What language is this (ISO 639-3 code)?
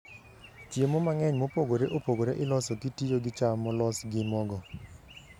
luo